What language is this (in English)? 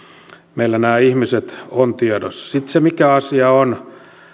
Finnish